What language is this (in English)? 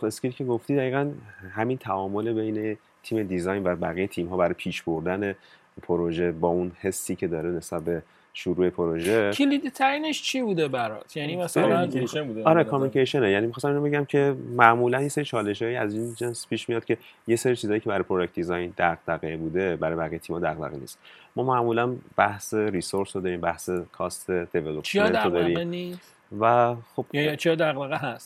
Persian